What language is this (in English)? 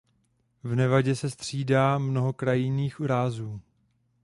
Czech